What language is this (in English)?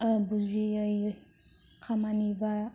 Bodo